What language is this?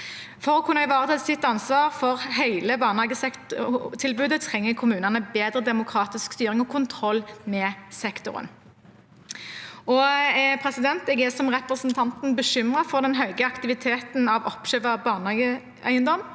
Norwegian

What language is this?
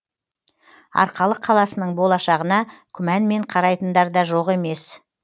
Kazakh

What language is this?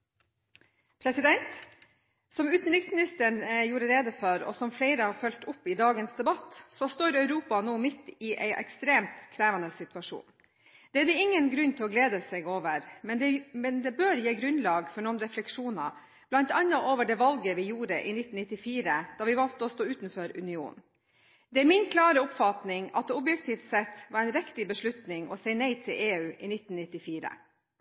Norwegian Bokmål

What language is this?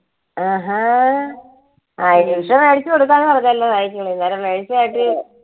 Malayalam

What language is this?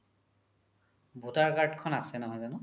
Assamese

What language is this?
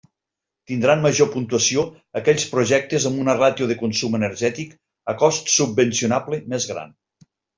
Catalan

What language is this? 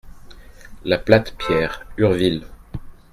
French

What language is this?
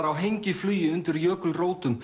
Icelandic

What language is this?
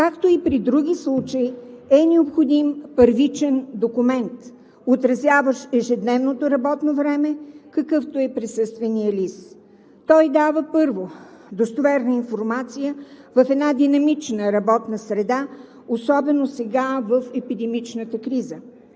Bulgarian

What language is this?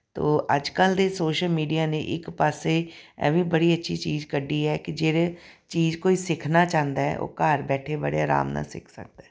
Punjabi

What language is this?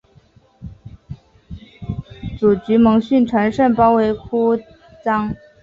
Chinese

